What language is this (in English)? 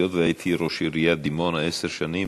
Hebrew